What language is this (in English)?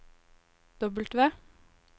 Norwegian